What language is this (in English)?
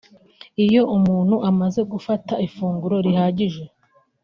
Kinyarwanda